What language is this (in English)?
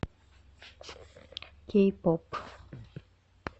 Russian